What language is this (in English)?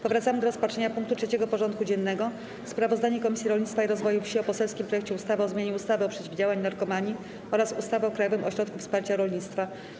Polish